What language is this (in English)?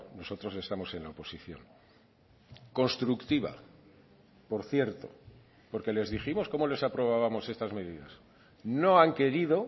Spanish